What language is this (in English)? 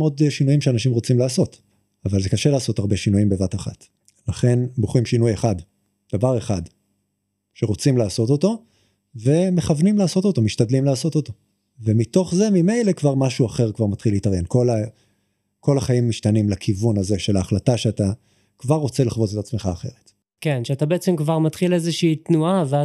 Hebrew